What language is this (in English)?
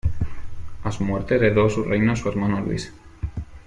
Spanish